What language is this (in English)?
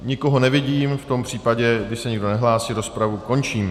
Czech